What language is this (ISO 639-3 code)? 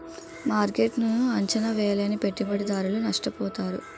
tel